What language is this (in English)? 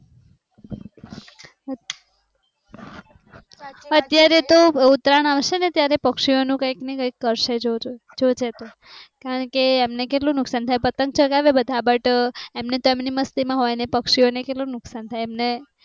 Gujarati